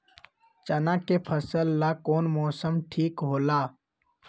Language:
Magahi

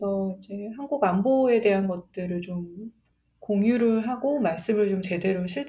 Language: Korean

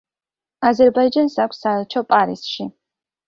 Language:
Georgian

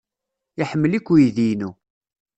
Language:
Kabyle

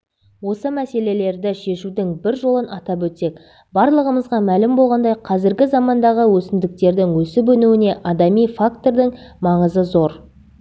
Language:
Kazakh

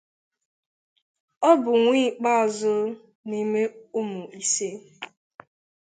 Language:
Igbo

